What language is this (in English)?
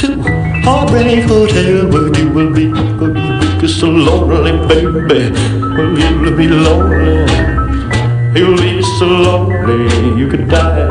Romanian